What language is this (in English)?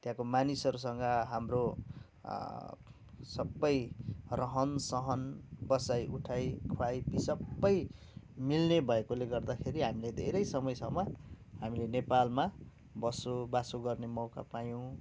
Nepali